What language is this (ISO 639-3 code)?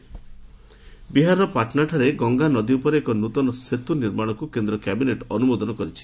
ori